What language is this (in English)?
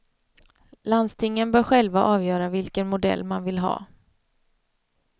Swedish